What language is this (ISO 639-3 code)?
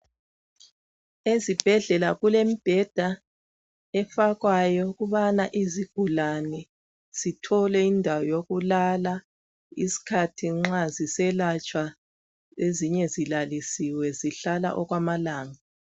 nde